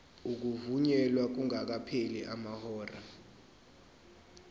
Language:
Zulu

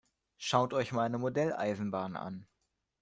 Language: German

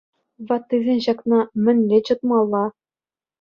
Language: Chuvash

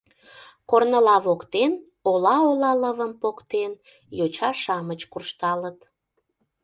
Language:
Mari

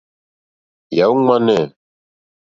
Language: Mokpwe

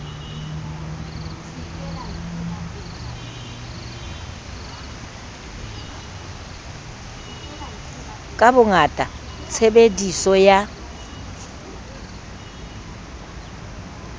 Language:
Southern Sotho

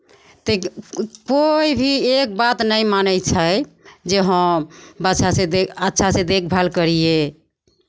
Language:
Maithili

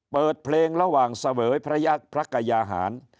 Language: Thai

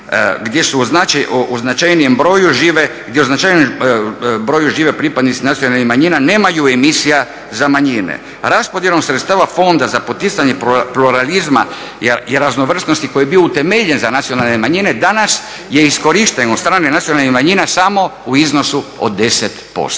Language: Croatian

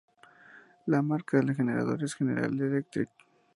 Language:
Spanish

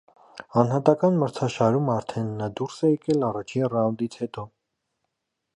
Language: Armenian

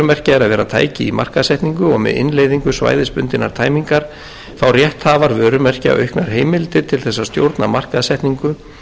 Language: Icelandic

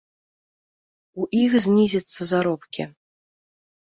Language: Belarusian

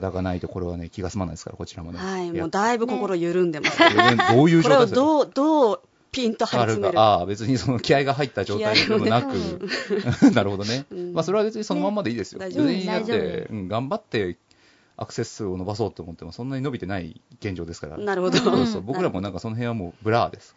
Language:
Japanese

